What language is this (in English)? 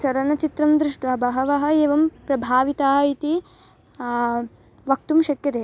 Sanskrit